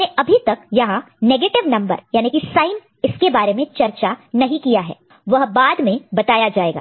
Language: Hindi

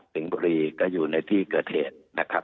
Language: Thai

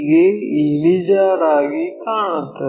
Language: Kannada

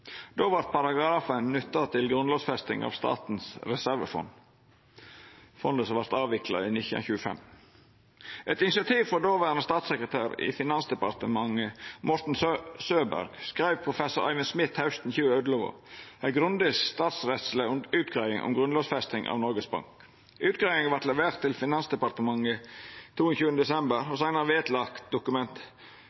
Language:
Norwegian Nynorsk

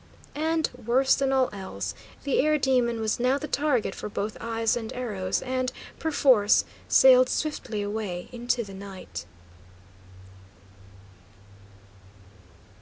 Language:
English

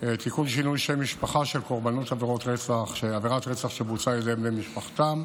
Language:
Hebrew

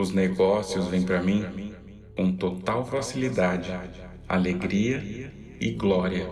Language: Portuguese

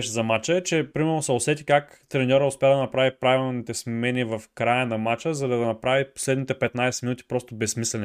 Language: Bulgarian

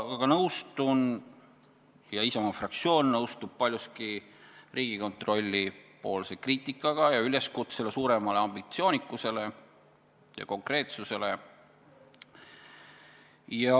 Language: Estonian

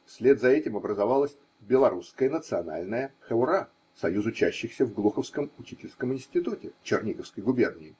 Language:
Russian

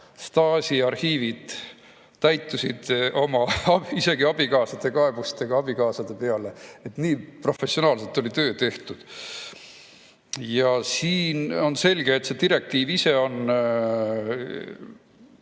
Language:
Estonian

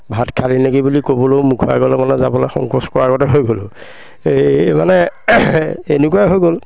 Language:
Assamese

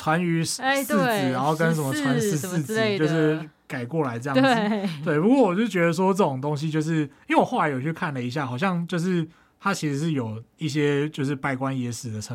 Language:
Chinese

